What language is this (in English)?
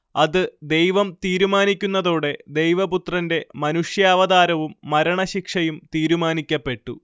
Malayalam